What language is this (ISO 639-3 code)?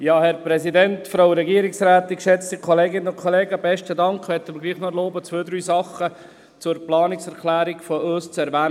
gsw